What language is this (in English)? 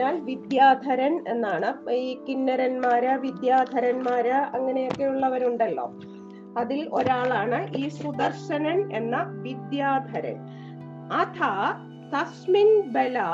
Malayalam